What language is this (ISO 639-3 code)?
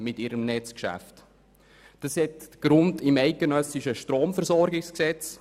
gsw